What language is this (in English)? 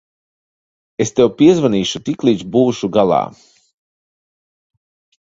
Latvian